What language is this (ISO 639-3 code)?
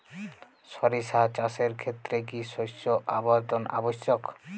ben